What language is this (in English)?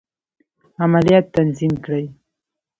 Pashto